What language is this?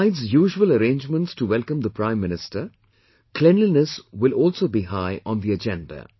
English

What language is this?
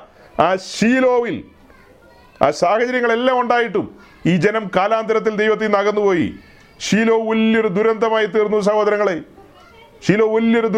Malayalam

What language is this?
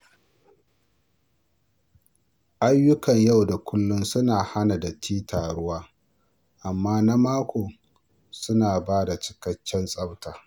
Hausa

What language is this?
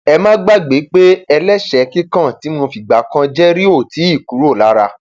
Yoruba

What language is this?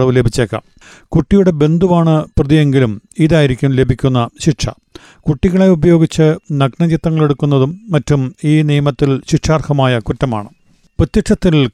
Malayalam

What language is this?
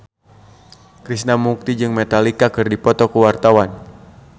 Sundanese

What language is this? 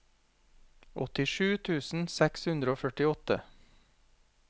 Norwegian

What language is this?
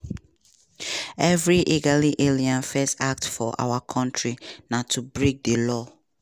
Nigerian Pidgin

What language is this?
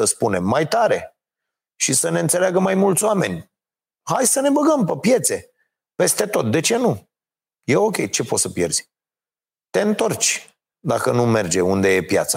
Romanian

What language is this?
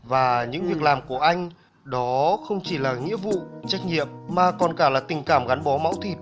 Vietnamese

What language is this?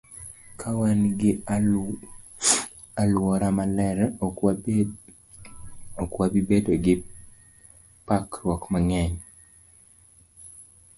Luo (Kenya and Tanzania)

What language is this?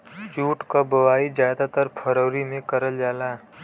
Bhojpuri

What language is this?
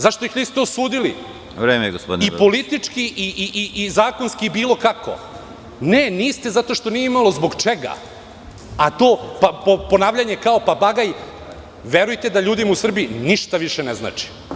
Serbian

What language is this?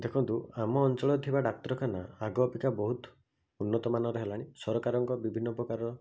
Odia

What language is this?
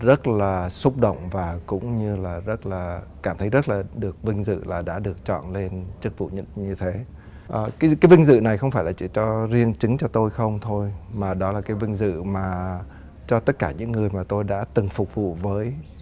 Vietnamese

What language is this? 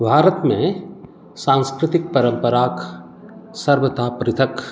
Maithili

